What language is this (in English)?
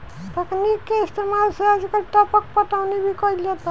Bhojpuri